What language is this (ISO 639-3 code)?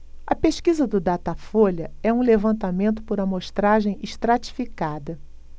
por